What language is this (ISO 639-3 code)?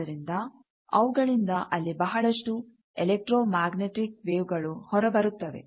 kan